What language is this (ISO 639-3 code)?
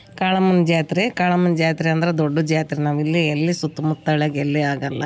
kan